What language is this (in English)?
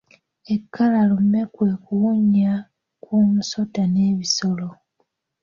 Ganda